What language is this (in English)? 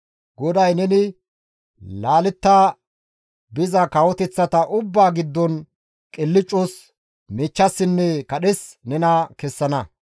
Gamo